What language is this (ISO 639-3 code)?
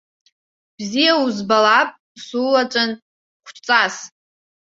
abk